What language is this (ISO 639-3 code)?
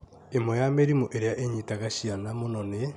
kik